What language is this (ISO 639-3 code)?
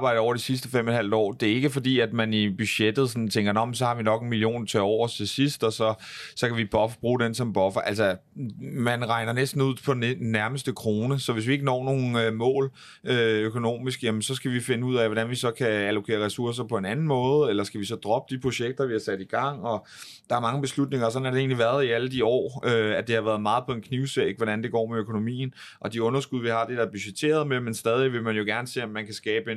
dan